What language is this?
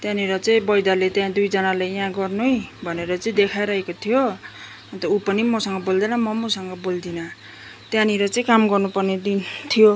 Nepali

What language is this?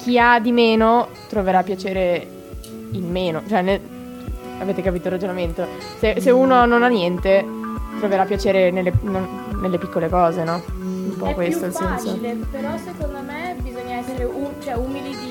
Italian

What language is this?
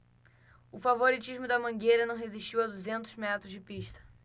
Portuguese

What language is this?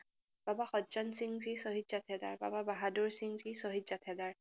Assamese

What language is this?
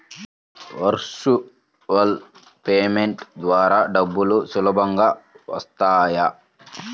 Telugu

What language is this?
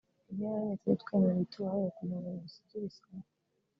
Kinyarwanda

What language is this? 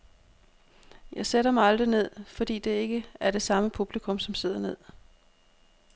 Danish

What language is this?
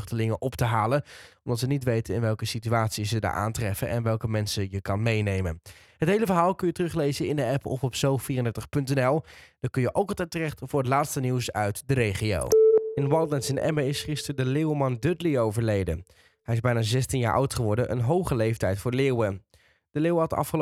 Dutch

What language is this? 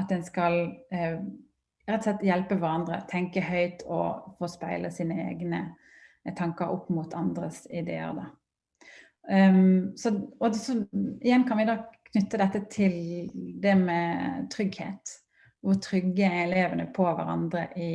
Norwegian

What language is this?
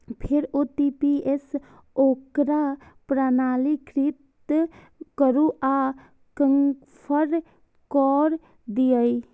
Maithili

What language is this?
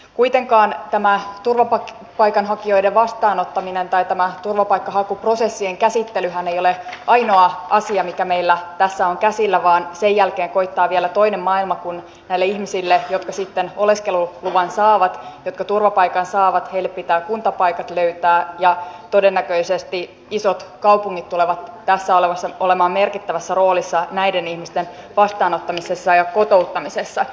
Finnish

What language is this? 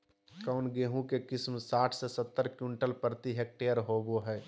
Magahi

